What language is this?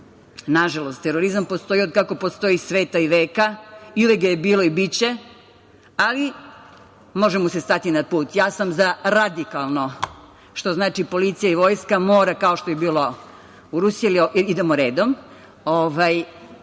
Serbian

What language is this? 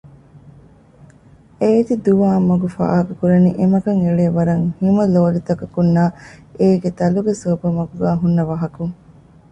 Divehi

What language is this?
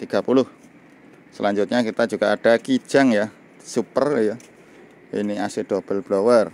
Indonesian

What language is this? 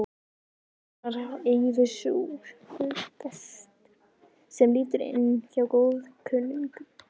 Icelandic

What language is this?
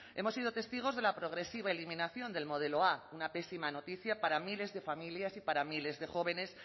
Spanish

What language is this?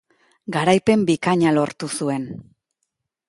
Basque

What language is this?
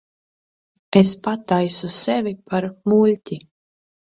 Latvian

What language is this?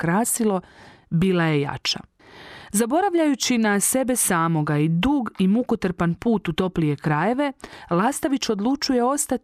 Croatian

